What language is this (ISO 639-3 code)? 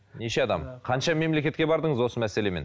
kaz